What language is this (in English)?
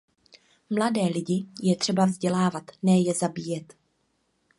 Czech